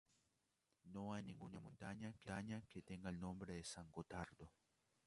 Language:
Spanish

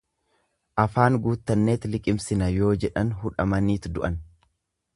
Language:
Oromo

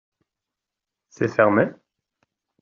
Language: French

